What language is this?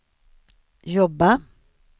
Swedish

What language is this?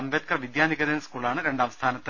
Malayalam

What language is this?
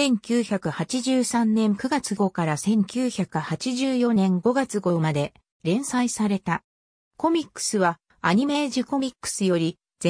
Japanese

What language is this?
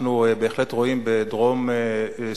Hebrew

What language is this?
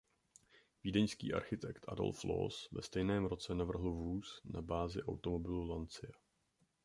Czech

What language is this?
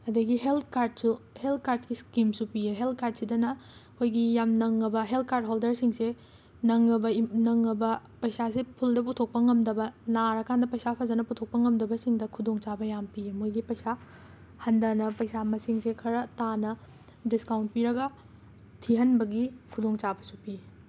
Manipuri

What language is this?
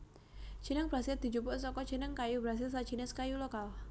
Javanese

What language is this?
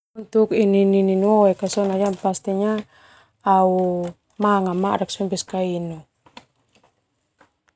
Termanu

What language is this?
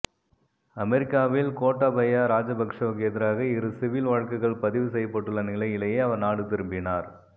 Tamil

